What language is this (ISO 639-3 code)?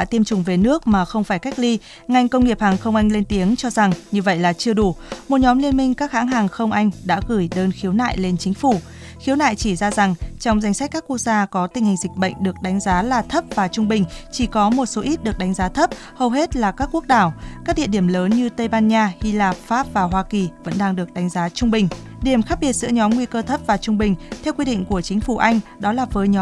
vie